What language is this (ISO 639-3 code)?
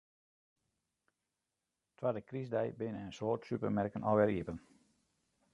fry